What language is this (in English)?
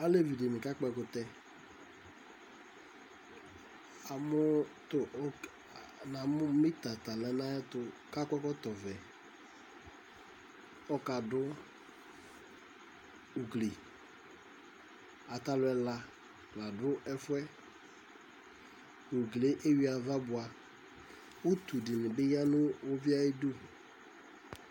Ikposo